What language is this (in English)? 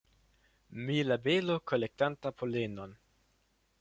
Esperanto